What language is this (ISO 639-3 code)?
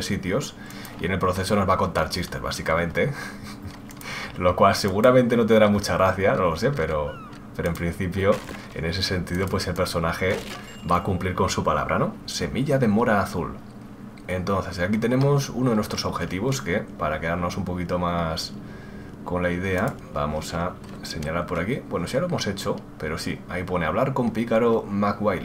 spa